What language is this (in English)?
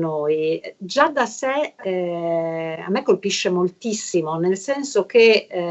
Italian